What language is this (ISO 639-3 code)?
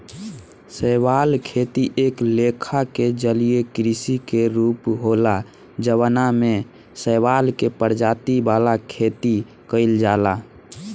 bho